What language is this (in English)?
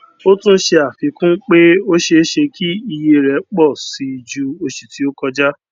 Yoruba